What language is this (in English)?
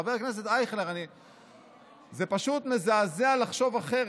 Hebrew